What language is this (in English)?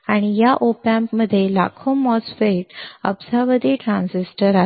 Marathi